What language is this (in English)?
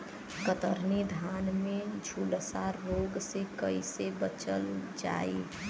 Bhojpuri